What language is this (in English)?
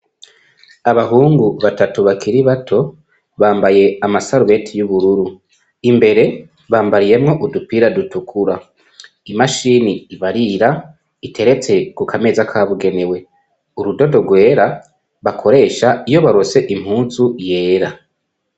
Rundi